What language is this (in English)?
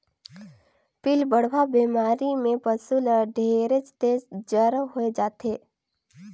Chhattisgarhi